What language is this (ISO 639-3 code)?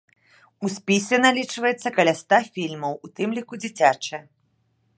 bel